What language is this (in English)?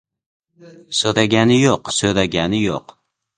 Uzbek